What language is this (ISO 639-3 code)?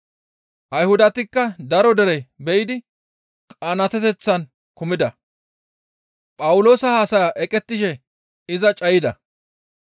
gmv